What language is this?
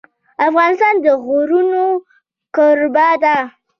Pashto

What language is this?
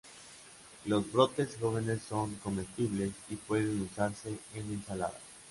Spanish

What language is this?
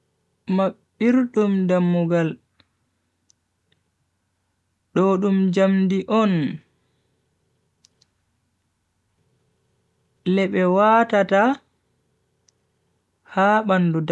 Bagirmi Fulfulde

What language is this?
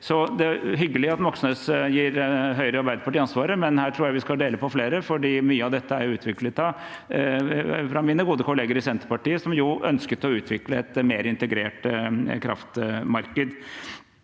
Norwegian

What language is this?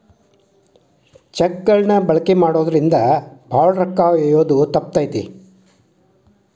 Kannada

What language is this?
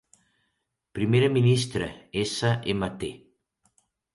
Catalan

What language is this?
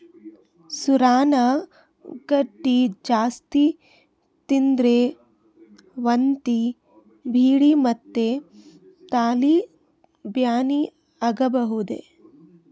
Kannada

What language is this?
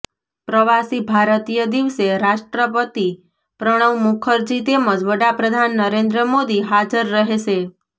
Gujarati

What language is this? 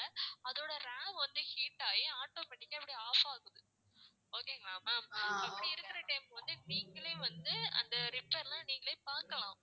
Tamil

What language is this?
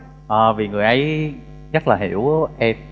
Vietnamese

